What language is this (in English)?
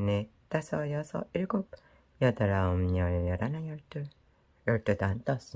Korean